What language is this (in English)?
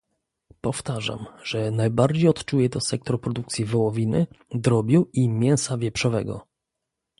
Polish